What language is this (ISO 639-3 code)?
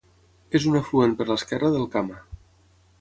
cat